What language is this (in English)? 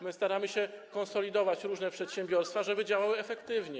Polish